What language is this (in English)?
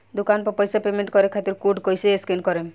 Bhojpuri